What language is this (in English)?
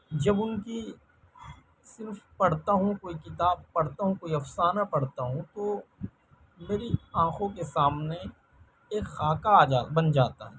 Urdu